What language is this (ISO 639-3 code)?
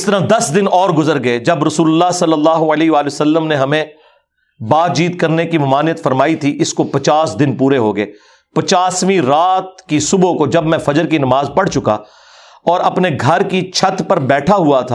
urd